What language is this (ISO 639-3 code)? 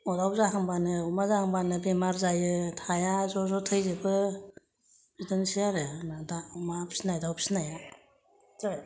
brx